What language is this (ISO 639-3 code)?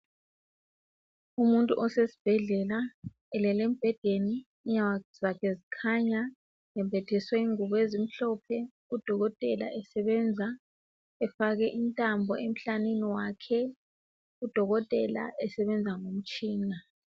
nde